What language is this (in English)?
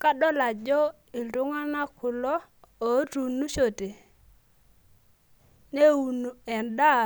Masai